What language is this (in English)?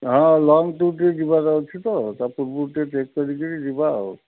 Odia